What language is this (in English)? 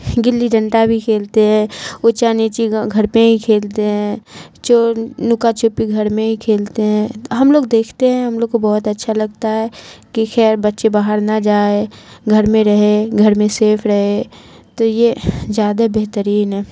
Urdu